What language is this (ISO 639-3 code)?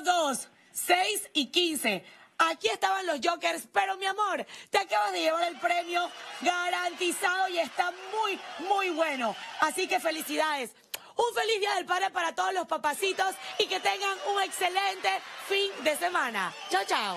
spa